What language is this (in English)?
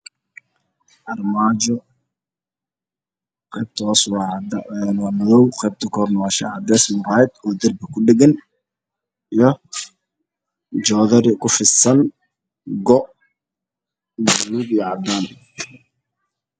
Somali